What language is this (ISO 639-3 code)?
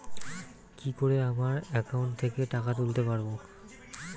ben